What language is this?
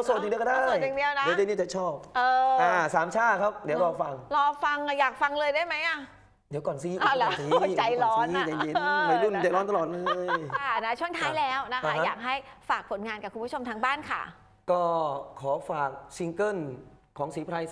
Thai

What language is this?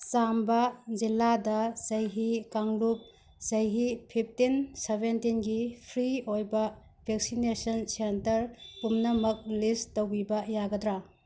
Manipuri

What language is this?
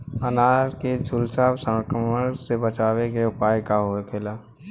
Bhojpuri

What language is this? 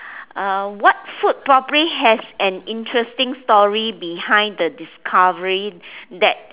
English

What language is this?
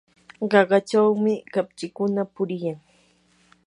Yanahuanca Pasco Quechua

